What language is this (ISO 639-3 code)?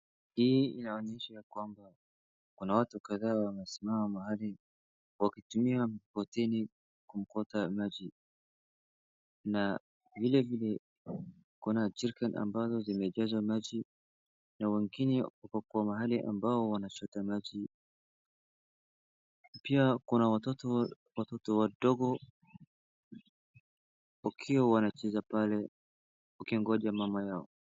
swa